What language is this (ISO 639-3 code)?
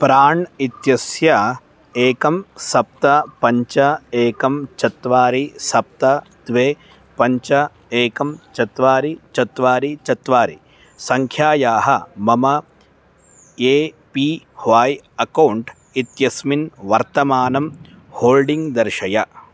san